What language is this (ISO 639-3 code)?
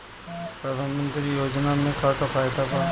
bho